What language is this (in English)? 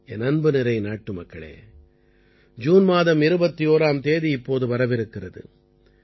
Tamil